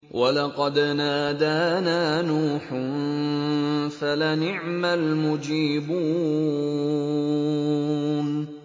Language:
Arabic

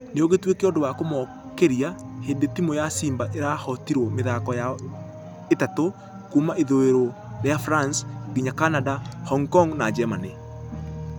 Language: Kikuyu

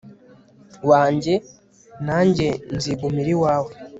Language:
Kinyarwanda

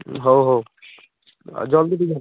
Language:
Odia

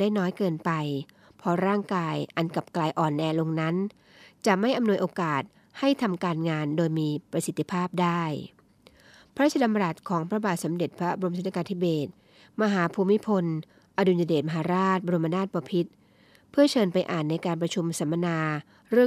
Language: Thai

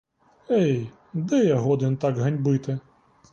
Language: Ukrainian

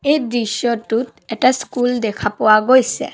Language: Assamese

